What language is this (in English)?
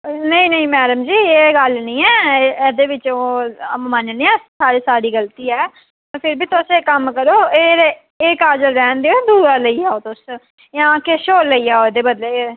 Dogri